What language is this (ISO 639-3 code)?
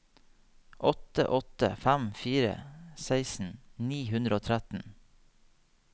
nor